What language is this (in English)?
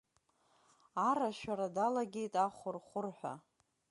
Abkhazian